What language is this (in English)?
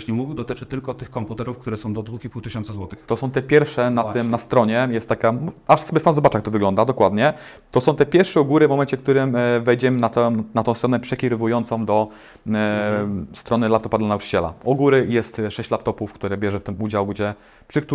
Polish